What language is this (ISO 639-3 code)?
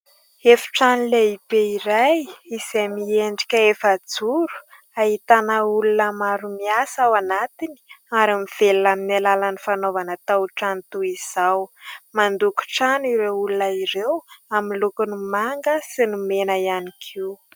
mlg